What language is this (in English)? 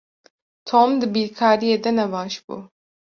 Kurdish